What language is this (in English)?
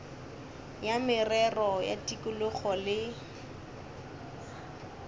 Northern Sotho